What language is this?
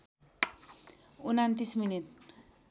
Nepali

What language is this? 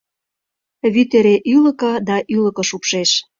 Mari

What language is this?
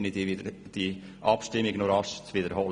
Swiss German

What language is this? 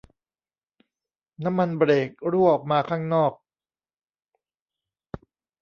Thai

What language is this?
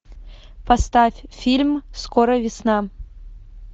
Russian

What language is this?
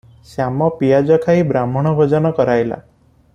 Odia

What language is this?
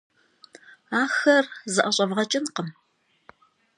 Kabardian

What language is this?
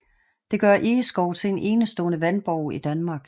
Danish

